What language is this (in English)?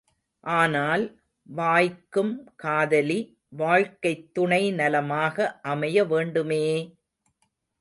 Tamil